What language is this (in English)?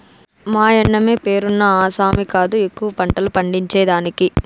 Telugu